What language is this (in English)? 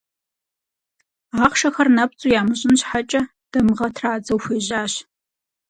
Kabardian